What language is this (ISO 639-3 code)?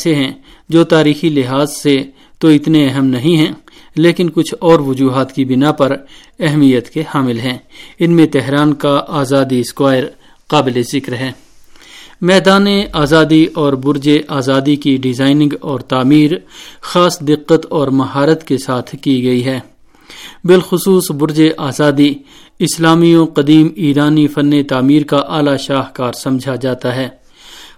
urd